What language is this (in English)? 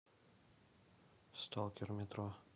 Russian